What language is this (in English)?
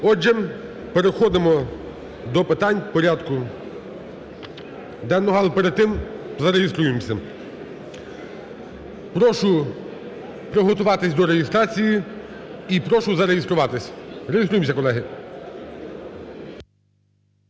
Ukrainian